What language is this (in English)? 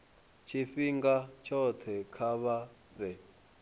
Venda